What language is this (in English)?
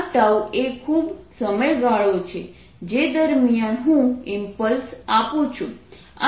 Gujarati